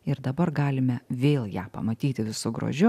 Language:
Lithuanian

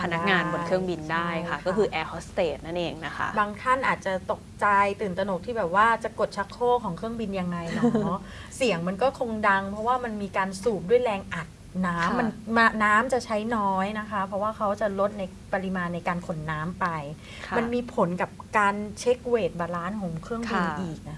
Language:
Thai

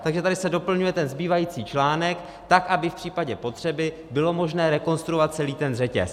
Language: Czech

